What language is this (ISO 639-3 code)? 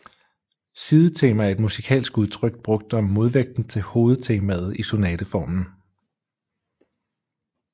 dan